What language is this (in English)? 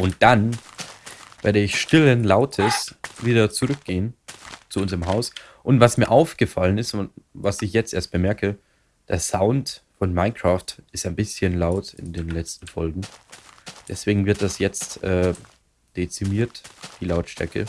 German